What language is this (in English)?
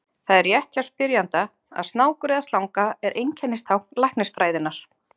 Icelandic